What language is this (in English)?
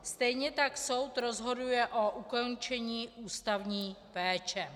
Czech